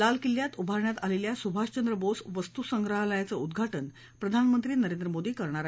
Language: Marathi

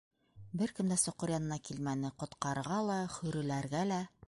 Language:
Bashkir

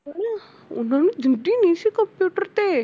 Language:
Punjabi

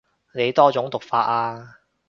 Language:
Cantonese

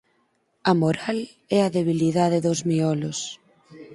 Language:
Galician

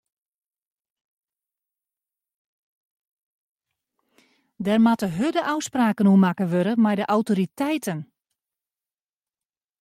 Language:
Western Frisian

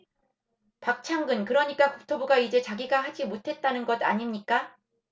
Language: Korean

